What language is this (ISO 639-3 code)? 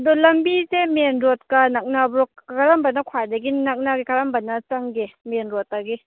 mni